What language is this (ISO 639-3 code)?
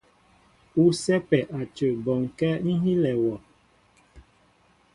mbo